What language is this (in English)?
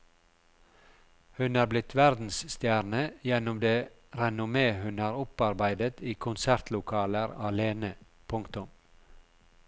Norwegian